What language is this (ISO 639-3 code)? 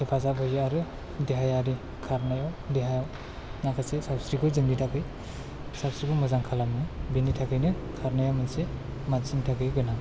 brx